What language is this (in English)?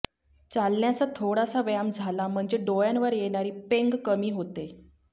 Marathi